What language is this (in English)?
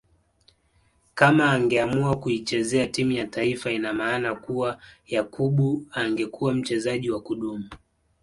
Swahili